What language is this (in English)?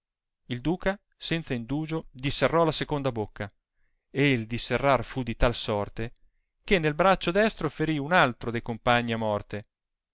Italian